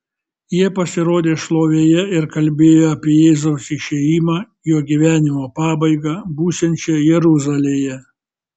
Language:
Lithuanian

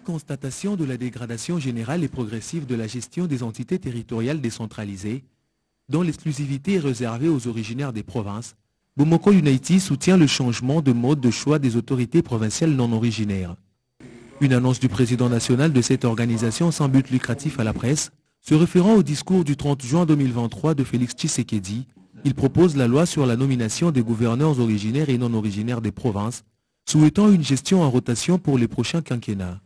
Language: French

